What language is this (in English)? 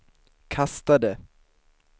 Swedish